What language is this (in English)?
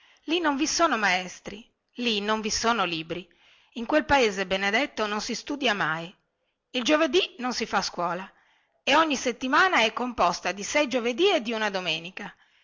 Italian